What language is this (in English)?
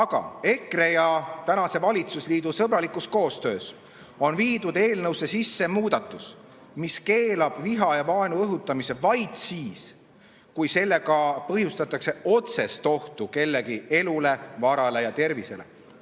Estonian